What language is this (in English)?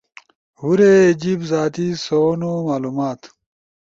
Ushojo